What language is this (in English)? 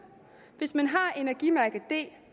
Danish